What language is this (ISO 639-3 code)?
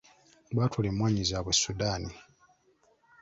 lug